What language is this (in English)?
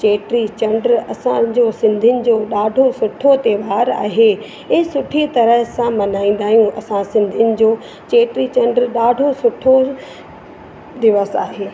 Sindhi